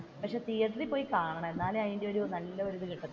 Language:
Malayalam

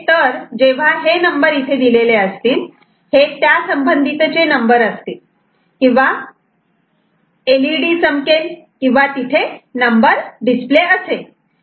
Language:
Marathi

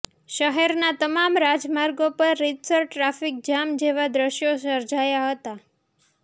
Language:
Gujarati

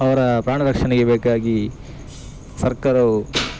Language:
Kannada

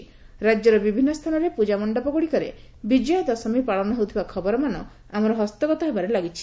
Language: Odia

